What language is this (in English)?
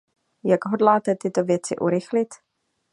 Czech